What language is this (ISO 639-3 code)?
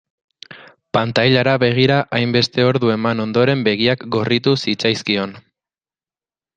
eus